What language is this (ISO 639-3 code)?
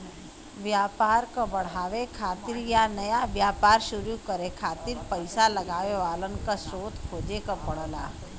bho